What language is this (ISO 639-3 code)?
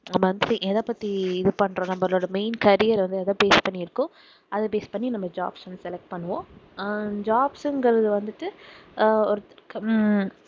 tam